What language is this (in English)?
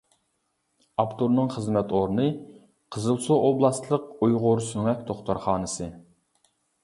Uyghur